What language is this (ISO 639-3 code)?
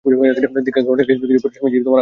ben